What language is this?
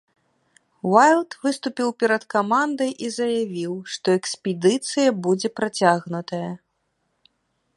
Belarusian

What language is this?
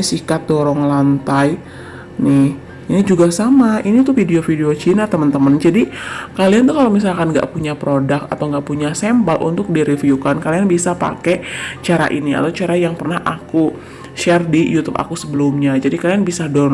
Indonesian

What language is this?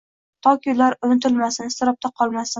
Uzbek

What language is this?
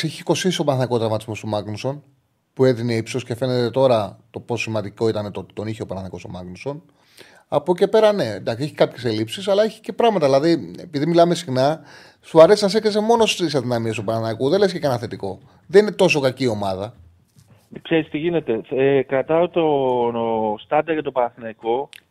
Greek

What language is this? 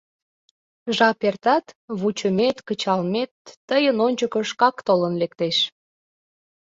Mari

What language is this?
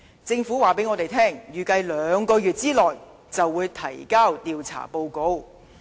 Cantonese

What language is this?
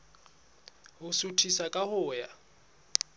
Southern Sotho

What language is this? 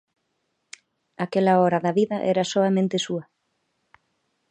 Galician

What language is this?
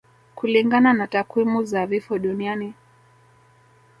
Swahili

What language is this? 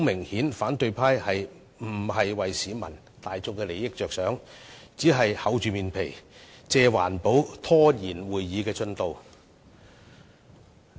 Cantonese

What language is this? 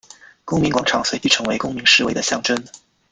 Chinese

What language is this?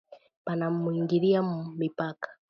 Swahili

